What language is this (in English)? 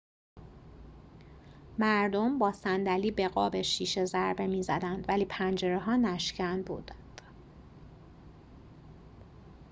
Persian